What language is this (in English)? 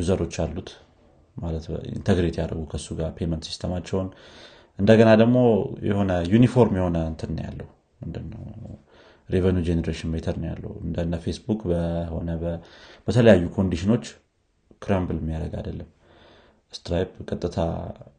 Amharic